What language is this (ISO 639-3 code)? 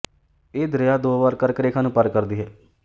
pan